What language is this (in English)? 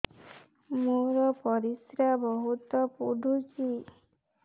Odia